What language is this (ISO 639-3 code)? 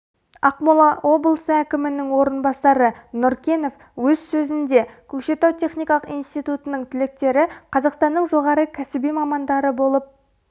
kaz